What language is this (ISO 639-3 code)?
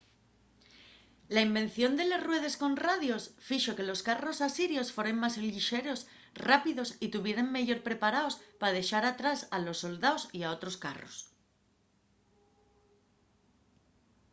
ast